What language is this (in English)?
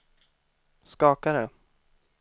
Swedish